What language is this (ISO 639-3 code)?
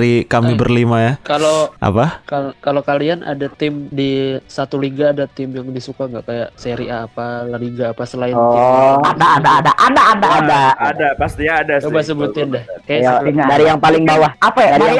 ind